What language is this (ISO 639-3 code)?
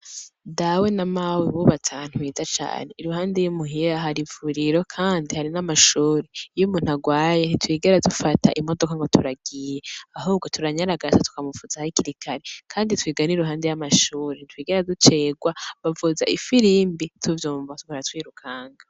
run